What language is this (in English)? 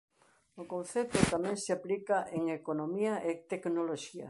Galician